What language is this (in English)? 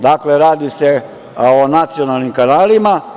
Serbian